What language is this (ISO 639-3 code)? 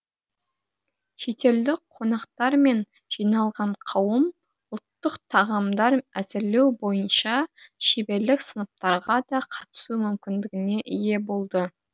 kaz